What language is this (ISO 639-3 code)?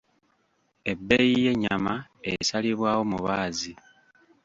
lug